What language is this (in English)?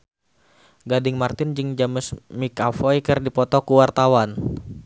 Sundanese